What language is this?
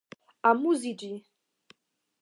Esperanto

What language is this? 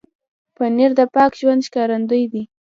Pashto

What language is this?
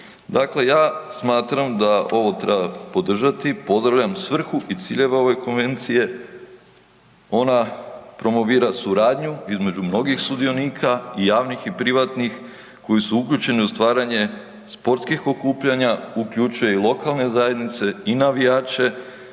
Croatian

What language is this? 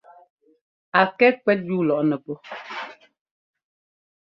Ngomba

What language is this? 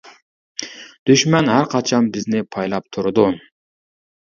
Uyghur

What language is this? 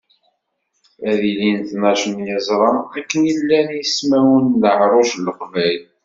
Kabyle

